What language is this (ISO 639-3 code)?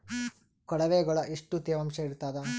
kan